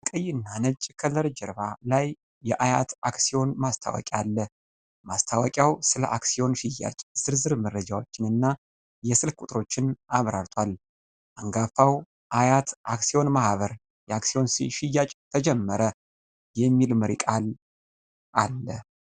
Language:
Amharic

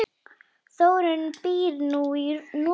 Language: Icelandic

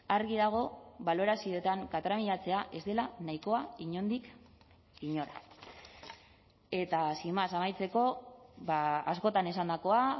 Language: Basque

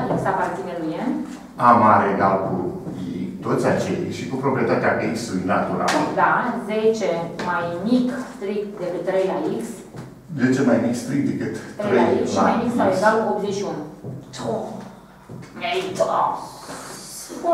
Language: Romanian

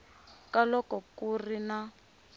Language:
Tsonga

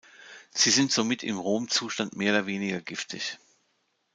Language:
German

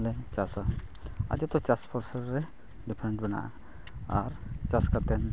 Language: Santali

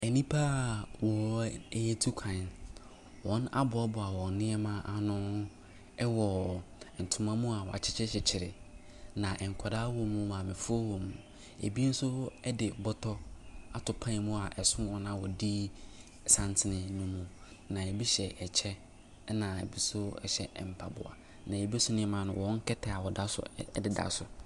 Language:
Akan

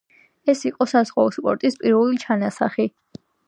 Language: Georgian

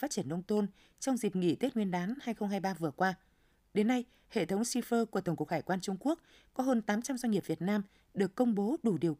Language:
Vietnamese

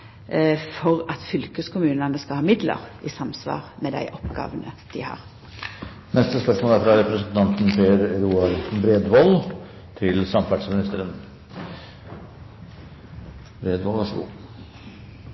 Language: Norwegian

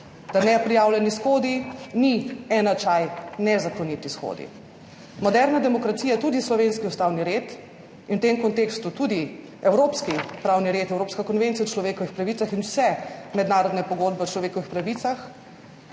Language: Slovenian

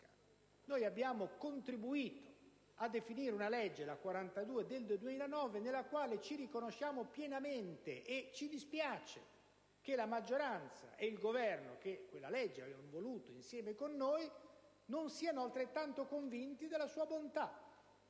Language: Italian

